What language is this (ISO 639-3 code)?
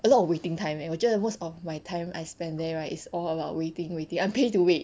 eng